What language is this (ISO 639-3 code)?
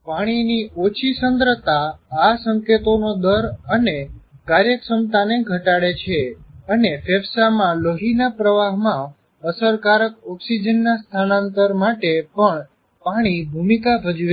guj